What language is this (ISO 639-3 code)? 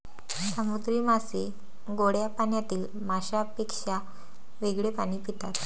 mar